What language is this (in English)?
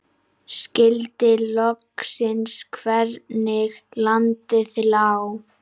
Icelandic